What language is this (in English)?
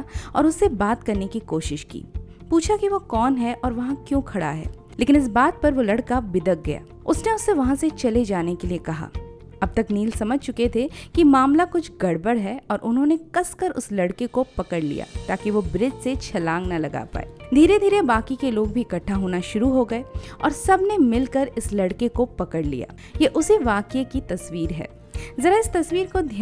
Hindi